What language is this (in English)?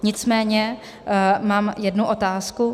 Czech